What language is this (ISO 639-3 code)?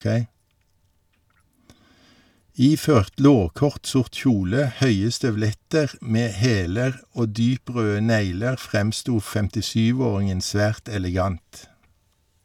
nor